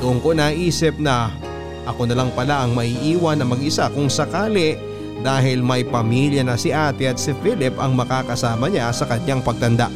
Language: Filipino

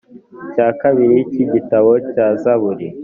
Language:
Kinyarwanda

